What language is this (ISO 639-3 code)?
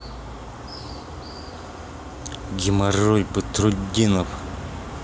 rus